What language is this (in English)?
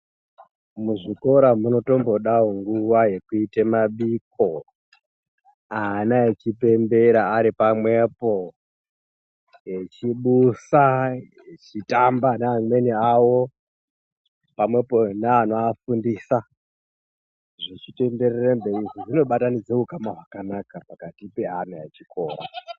Ndau